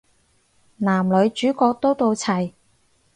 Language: Cantonese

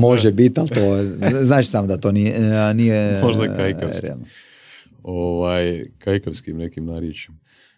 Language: Croatian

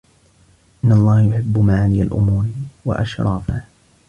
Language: Arabic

